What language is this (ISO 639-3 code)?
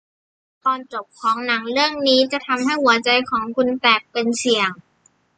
tha